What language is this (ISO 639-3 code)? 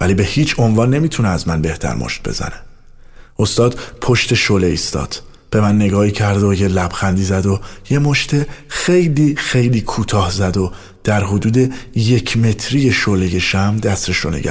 fas